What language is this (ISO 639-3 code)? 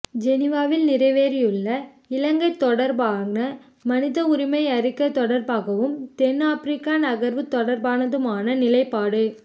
tam